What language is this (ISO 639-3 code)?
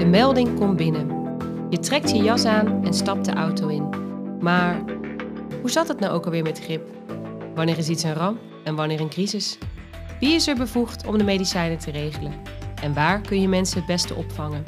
nld